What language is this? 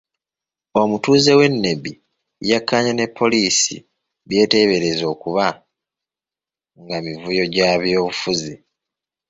Ganda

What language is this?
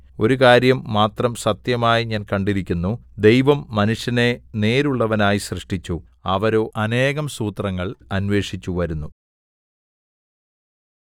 Malayalam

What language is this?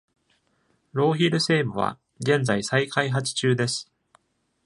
Japanese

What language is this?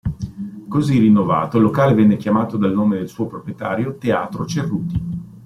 Italian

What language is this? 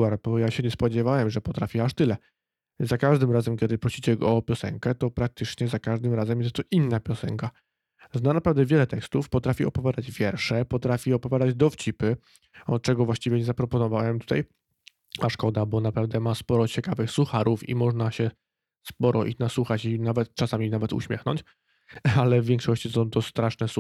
Polish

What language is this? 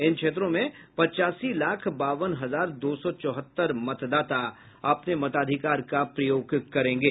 Hindi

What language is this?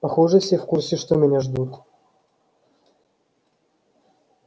Russian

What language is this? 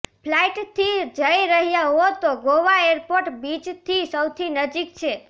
Gujarati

